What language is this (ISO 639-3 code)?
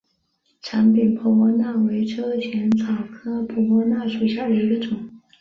zho